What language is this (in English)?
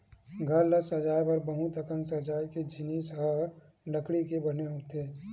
Chhattisgarhi